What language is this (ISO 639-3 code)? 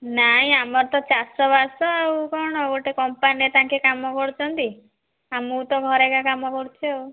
ori